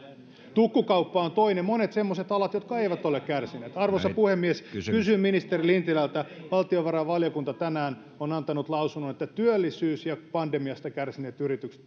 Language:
Finnish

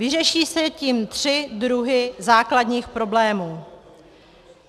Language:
Czech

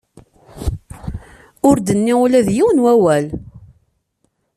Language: Kabyle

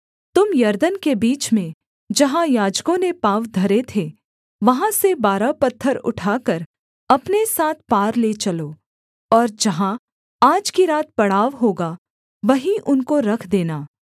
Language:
Hindi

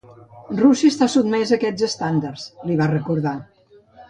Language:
Catalan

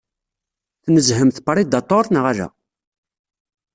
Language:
Kabyle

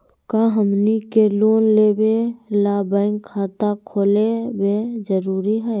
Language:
Magahi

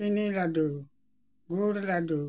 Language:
Santali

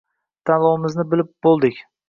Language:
Uzbek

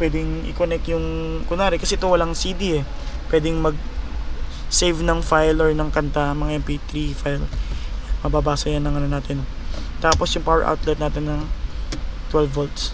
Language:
Filipino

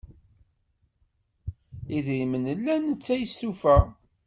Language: Kabyle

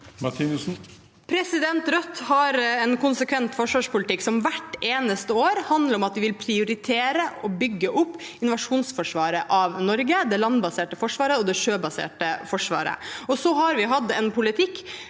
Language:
Norwegian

